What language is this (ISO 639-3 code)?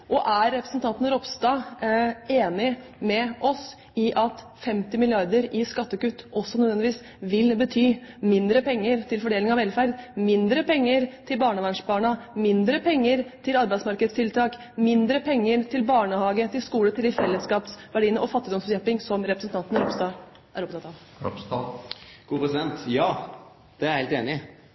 nor